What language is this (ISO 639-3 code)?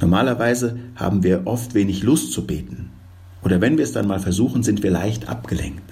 deu